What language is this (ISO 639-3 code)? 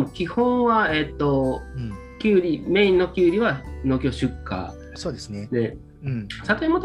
jpn